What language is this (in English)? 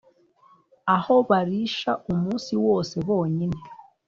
Kinyarwanda